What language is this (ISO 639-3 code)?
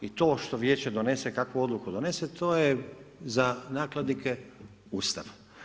hrv